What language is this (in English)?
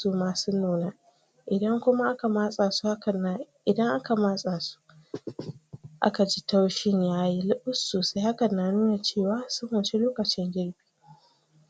Hausa